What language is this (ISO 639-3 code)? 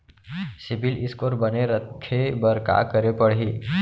hne